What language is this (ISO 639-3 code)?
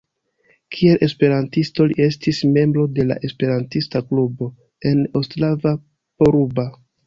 epo